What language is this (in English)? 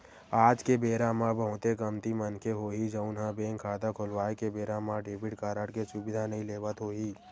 Chhattisgarhi